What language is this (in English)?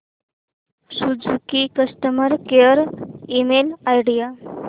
Marathi